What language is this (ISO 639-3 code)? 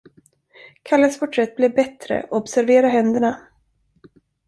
swe